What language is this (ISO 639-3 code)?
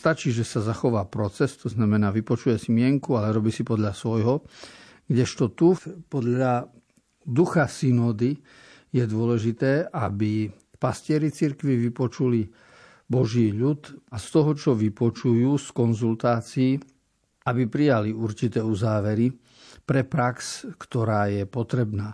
slk